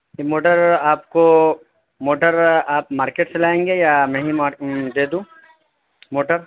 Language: Urdu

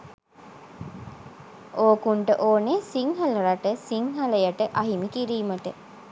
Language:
Sinhala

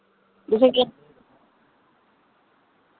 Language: Dogri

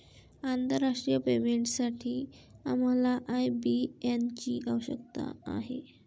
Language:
Marathi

